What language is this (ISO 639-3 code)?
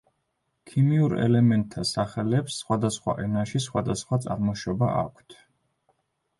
kat